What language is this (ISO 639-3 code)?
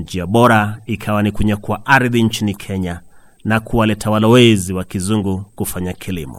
swa